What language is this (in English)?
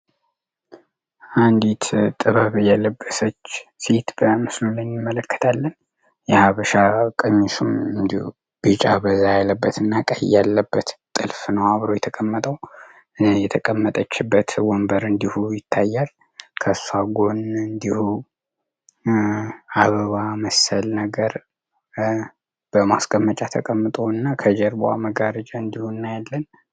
Amharic